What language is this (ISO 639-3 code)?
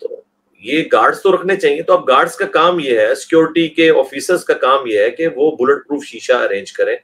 urd